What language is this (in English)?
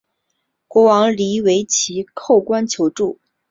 Chinese